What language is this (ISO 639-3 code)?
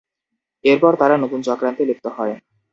ben